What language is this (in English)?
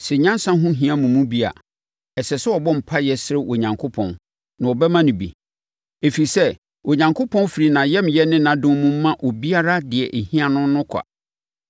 Akan